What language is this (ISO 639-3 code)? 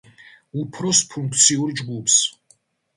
kat